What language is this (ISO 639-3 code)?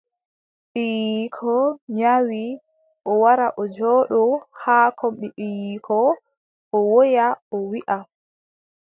fub